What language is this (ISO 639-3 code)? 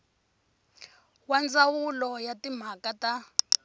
tso